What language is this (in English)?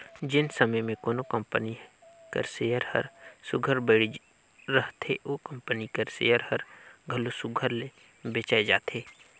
Chhattisgarhi